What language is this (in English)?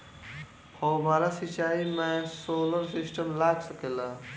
Bhojpuri